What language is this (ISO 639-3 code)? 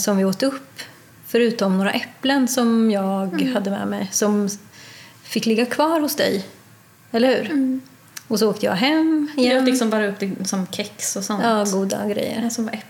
swe